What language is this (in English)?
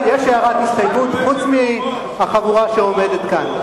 Hebrew